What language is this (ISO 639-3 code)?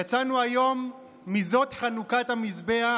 heb